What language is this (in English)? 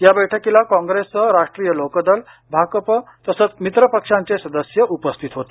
Marathi